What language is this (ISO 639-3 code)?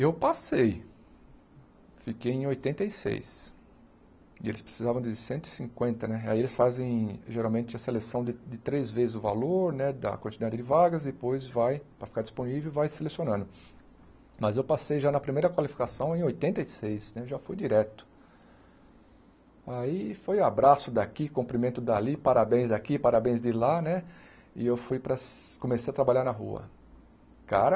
por